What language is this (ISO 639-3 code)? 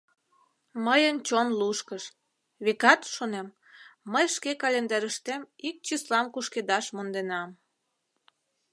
chm